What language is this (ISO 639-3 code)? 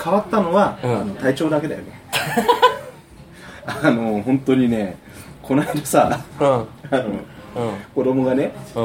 jpn